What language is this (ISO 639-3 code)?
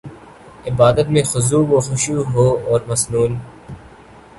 urd